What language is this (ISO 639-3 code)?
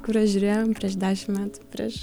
lit